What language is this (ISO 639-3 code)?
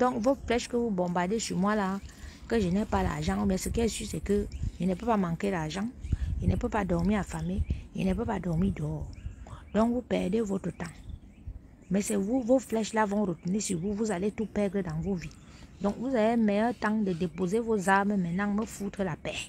fra